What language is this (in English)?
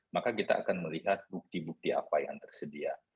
Indonesian